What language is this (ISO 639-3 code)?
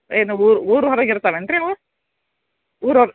kan